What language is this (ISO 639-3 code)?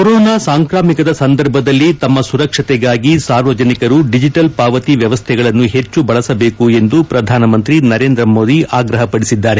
kan